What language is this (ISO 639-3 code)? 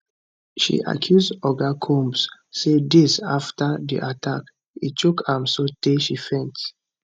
pcm